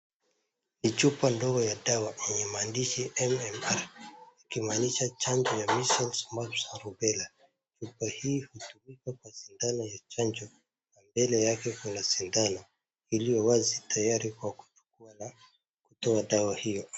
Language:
Swahili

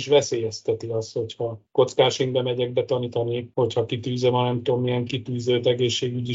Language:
Hungarian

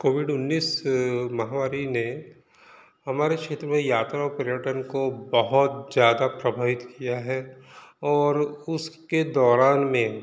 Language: Hindi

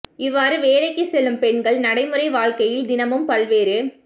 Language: Tamil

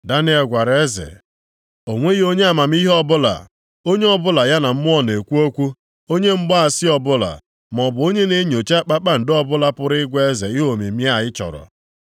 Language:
Igbo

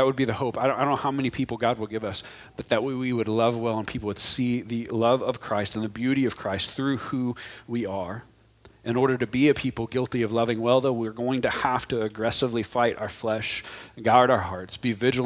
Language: English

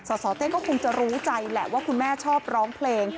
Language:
Thai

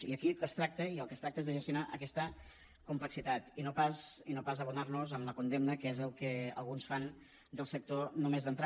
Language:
Catalan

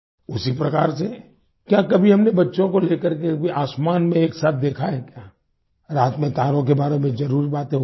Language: Hindi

